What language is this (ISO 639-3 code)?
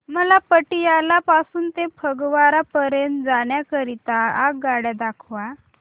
mar